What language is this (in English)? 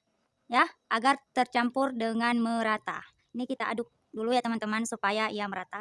Indonesian